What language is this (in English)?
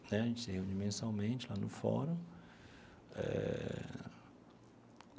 Portuguese